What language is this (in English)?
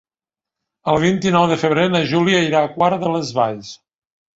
Catalan